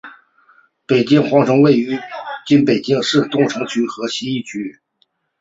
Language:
Chinese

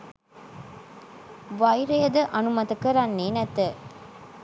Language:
Sinhala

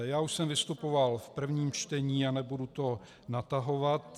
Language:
Czech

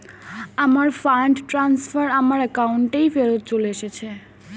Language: Bangla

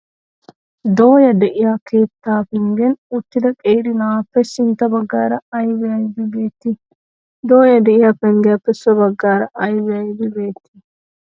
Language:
Wolaytta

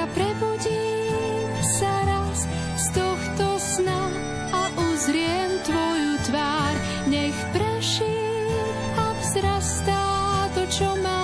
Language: Slovak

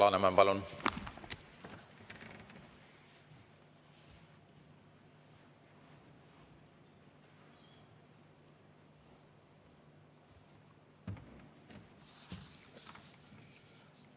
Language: Estonian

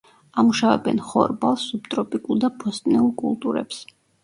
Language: Georgian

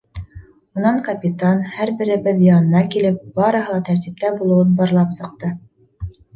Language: Bashkir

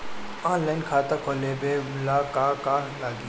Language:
Bhojpuri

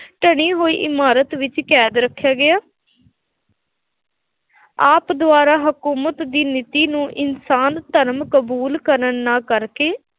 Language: Punjabi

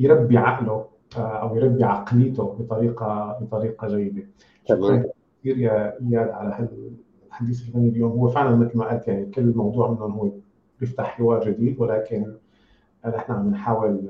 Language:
Arabic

